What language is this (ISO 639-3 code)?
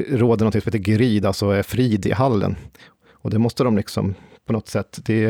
swe